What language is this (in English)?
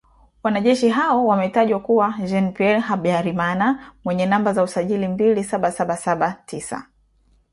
Swahili